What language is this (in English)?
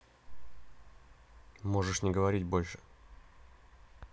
Russian